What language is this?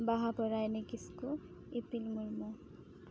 Santali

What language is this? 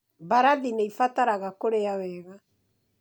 Kikuyu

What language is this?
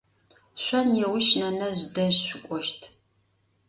Adyghe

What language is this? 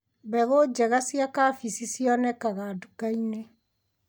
Kikuyu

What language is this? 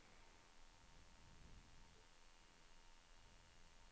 Swedish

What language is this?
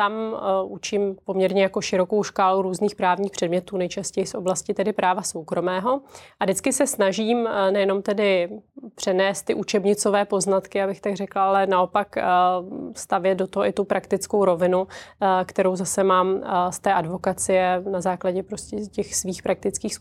Czech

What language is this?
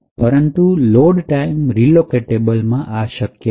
Gujarati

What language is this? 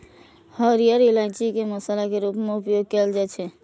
Maithili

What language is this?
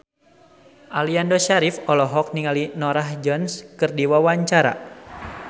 Sundanese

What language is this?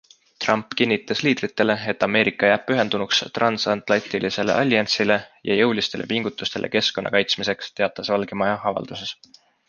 Estonian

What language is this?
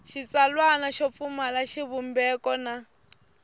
Tsonga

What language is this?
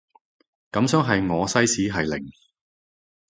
Cantonese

